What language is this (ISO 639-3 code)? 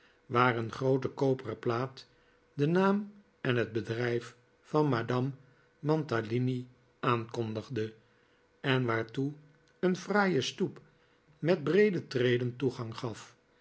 nld